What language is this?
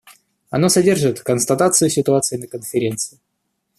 Russian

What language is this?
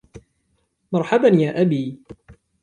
Arabic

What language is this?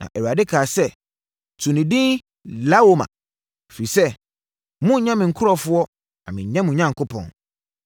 Akan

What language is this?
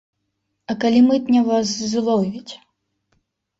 Belarusian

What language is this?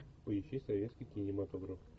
Russian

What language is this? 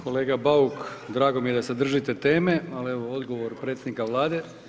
Croatian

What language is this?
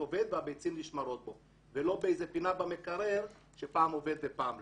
Hebrew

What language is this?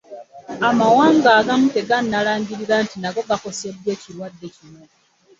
Ganda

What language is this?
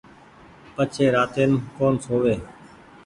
Goaria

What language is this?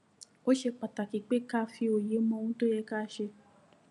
Yoruba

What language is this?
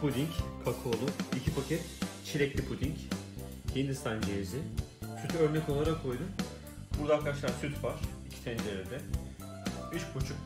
Turkish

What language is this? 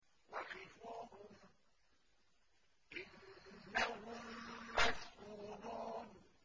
Arabic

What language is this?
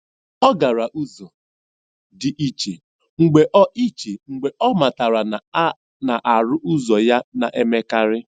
Igbo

